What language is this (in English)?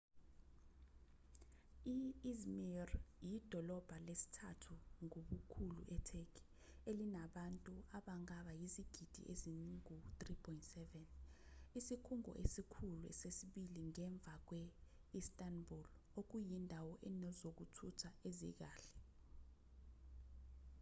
Zulu